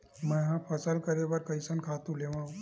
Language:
Chhattisgarhi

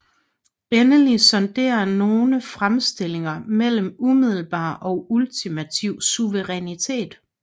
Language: Danish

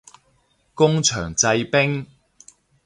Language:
Cantonese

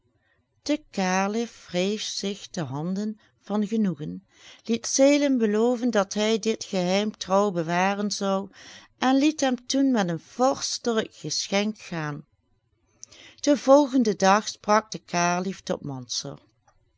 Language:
Dutch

